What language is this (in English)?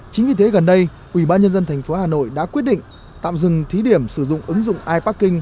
Vietnamese